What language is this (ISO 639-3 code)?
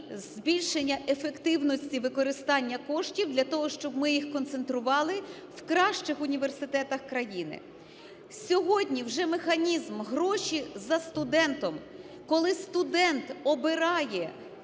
ukr